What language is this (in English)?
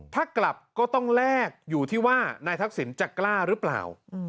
Thai